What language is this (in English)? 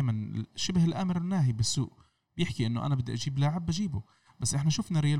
Arabic